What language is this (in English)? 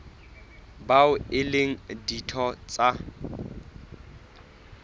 Southern Sotho